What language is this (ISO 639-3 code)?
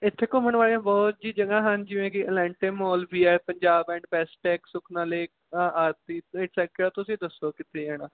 pan